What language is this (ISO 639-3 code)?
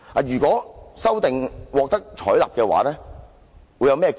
yue